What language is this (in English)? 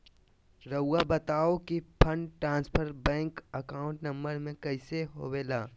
Magahi